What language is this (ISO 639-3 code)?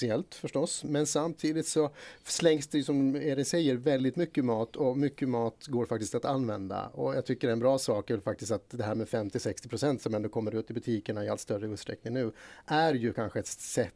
swe